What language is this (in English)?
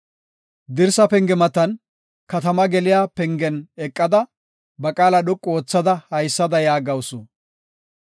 Gofa